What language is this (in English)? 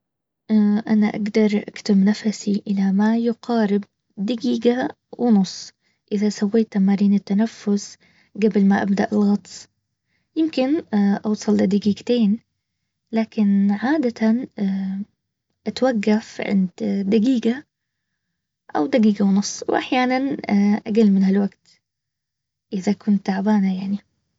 Baharna Arabic